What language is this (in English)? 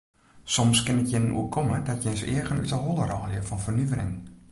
Western Frisian